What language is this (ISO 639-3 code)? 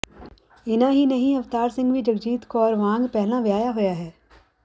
pan